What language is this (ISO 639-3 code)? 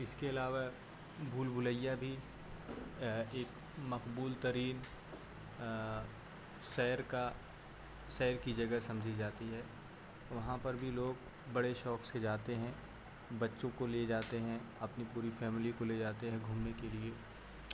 urd